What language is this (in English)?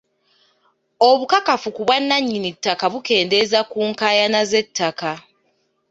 Ganda